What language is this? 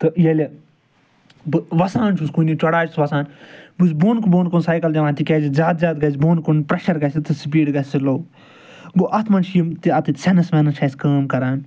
Kashmiri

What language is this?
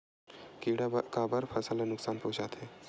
Chhattisgarhi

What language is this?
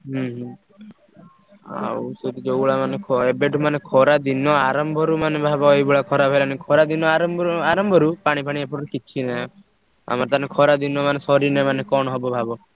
Odia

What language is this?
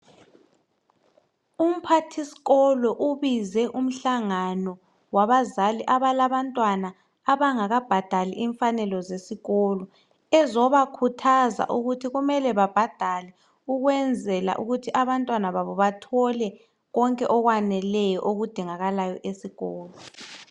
North Ndebele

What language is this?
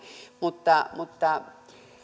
Finnish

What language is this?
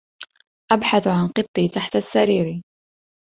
Arabic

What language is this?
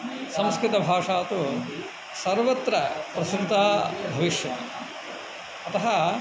Sanskrit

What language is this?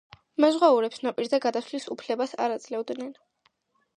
Georgian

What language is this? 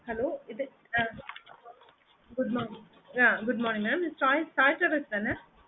Tamil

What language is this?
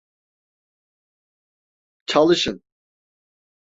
Turkish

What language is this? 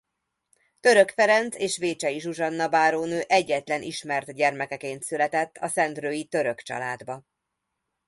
Hungarian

